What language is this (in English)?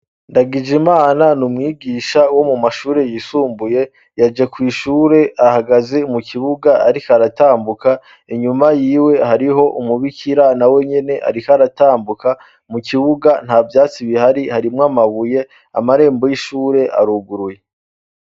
Rundi